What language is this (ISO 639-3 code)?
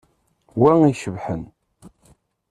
kab